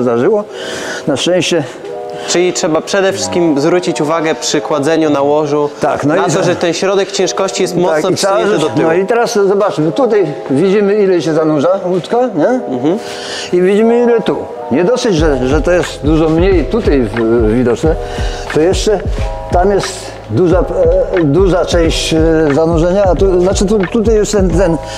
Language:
Polish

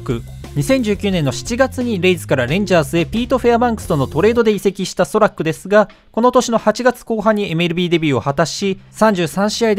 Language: Japanese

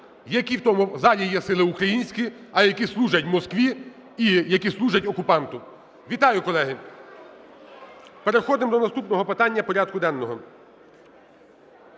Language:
Ukrainian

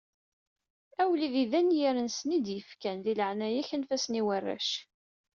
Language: Kabyle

